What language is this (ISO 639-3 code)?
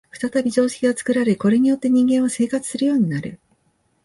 jpn